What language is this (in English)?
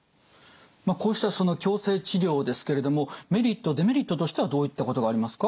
Japanese